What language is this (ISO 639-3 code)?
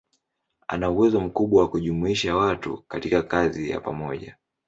swa